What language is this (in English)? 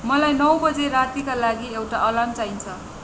Nepali